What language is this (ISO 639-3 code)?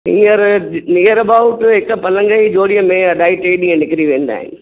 snd